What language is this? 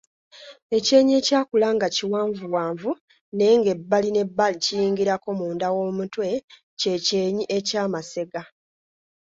Ganda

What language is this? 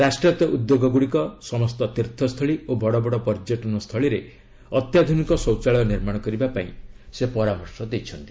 Odia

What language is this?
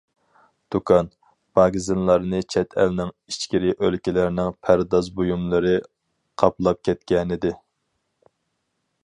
Uyghur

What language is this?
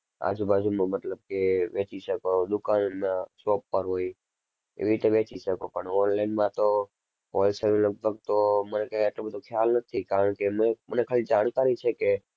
Gujarati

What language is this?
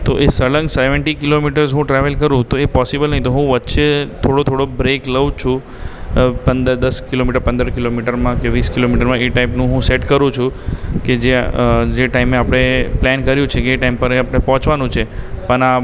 Gujarati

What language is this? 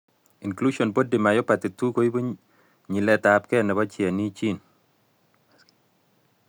Kalenjin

